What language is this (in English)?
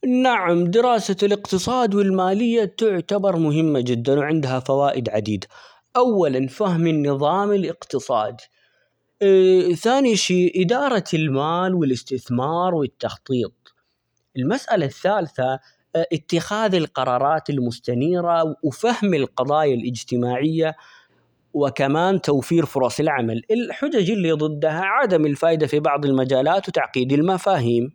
Omani Arabic